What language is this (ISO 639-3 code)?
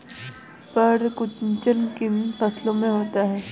hin